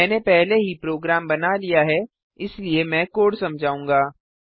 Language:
Hindi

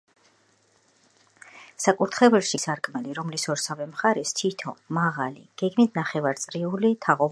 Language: Georgian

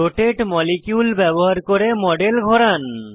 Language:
Bangla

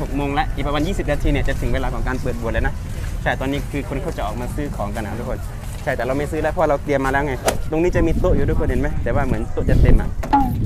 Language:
Thai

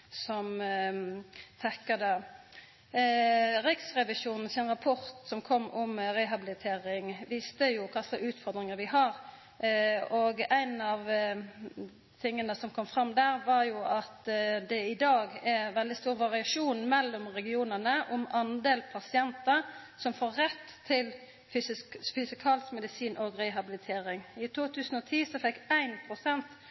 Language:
Norwegian Nynorsk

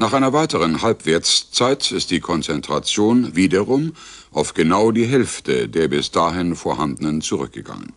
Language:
German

